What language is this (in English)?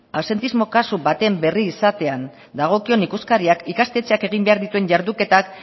Basque